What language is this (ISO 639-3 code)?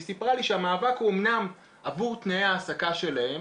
heb